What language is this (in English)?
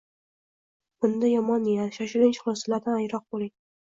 Uzbek